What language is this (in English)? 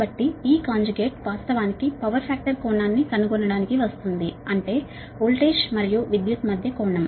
Telugu